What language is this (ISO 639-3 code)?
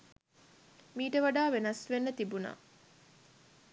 sin